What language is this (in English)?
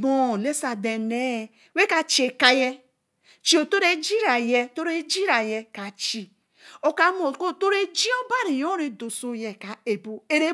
Eleme